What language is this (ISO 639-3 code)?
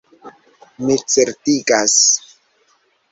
epo